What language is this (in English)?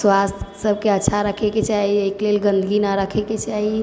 Maithili